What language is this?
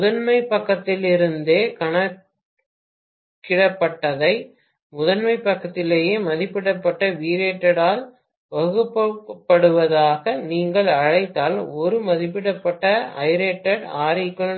Tamil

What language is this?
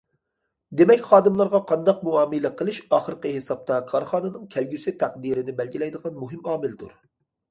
Uyghur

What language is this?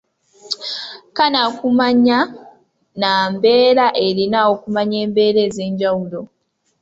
Ganda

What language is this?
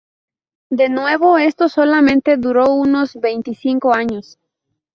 Spanish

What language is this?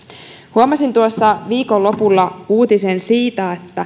Finnish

